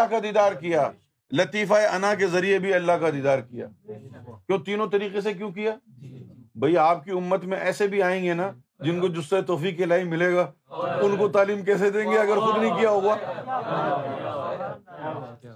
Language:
Urdu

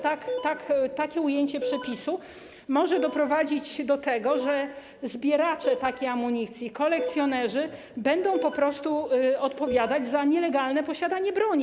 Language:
Polish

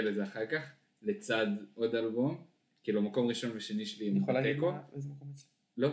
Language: Hebrew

